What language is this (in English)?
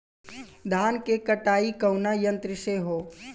Bhojpuri